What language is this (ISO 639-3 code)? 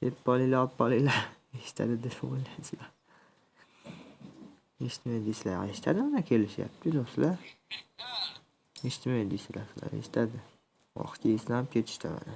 tur